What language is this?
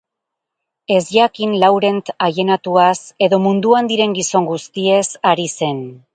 Basque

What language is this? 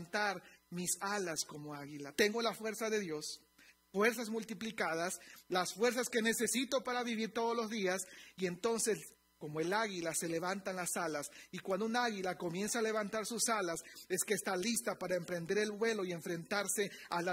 Spanish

